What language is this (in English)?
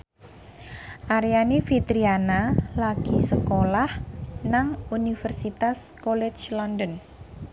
Javanese